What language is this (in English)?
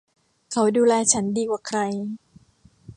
Thai